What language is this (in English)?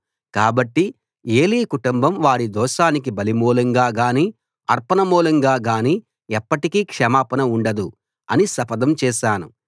Telugu